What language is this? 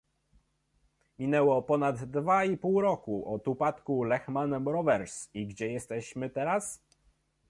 Polish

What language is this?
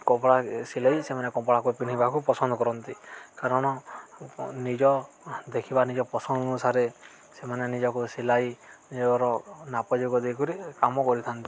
Odia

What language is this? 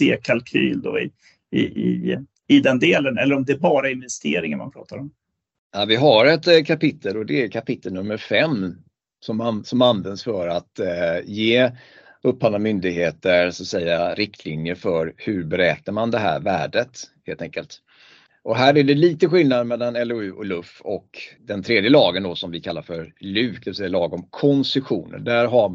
Swedish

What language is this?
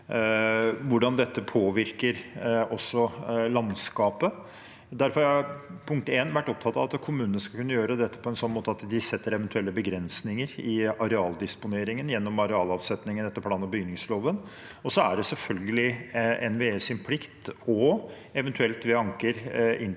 Norwegian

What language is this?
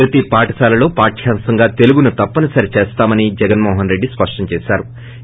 Telugu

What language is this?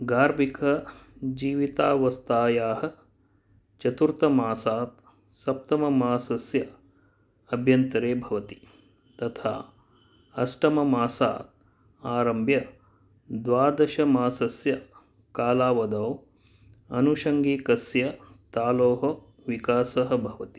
Sanskrit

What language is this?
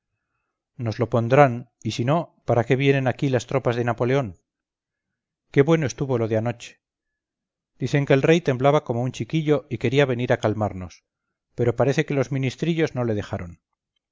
Spanish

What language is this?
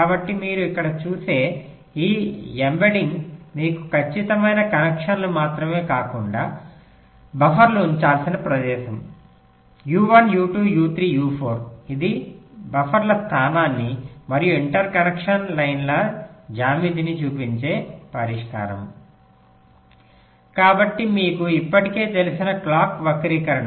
Telugu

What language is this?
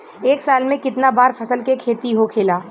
Bhojpuri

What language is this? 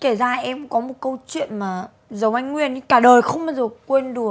Vietnamese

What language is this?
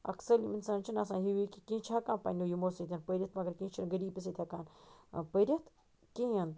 Kashmiri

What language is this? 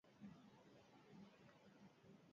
Basque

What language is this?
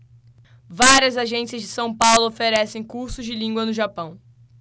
Portuguese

